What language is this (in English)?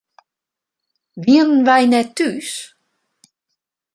Western Frisian